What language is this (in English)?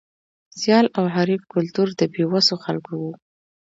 Pashto